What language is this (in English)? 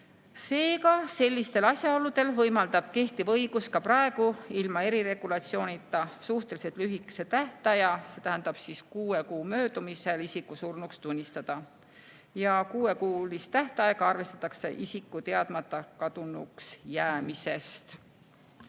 Estonian